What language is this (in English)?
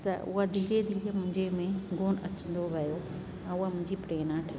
Sindhi